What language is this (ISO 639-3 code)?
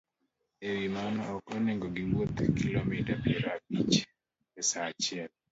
luo